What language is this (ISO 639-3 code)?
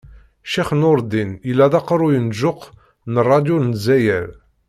kab